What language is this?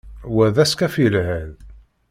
Kabyle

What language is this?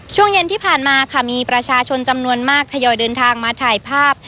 Thai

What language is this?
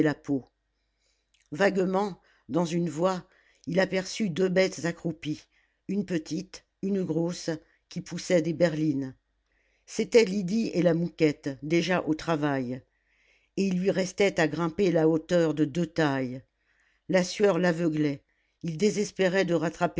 French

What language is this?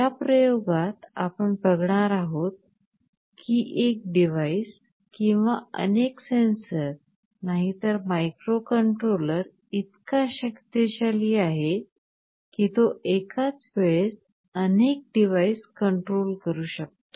Marathi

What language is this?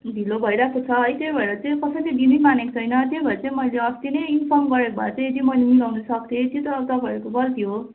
Nepali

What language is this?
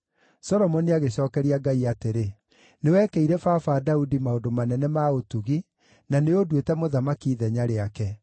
Kikuyu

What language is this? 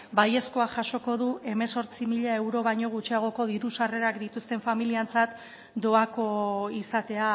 Basque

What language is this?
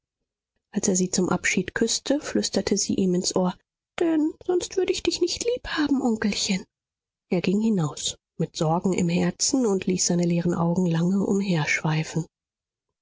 German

